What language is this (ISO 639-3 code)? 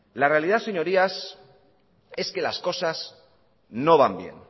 spa